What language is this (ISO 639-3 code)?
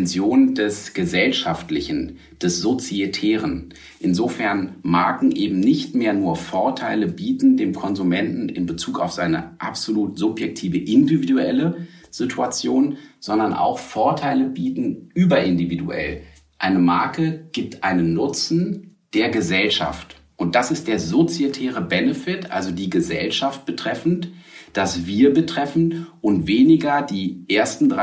deu